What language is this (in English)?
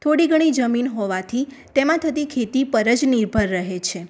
Gujarati